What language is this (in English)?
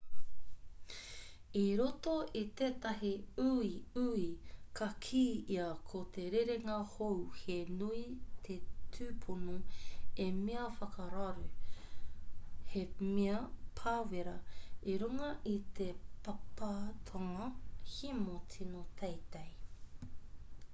Māori